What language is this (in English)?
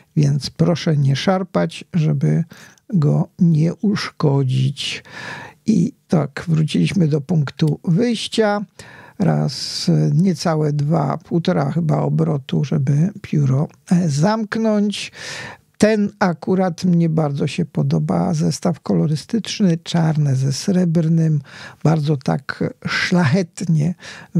Polish